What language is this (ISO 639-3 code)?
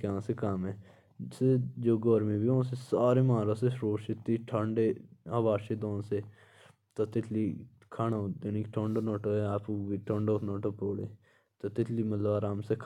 jns